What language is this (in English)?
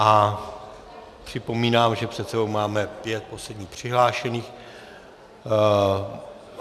Czech